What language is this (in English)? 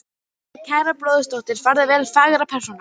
Icelandic